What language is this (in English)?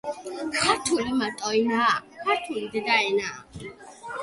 Georgian